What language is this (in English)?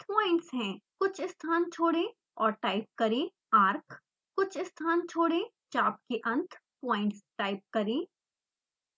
Hindi